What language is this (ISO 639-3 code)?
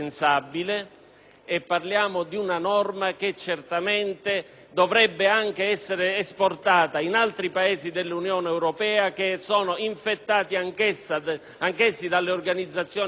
ita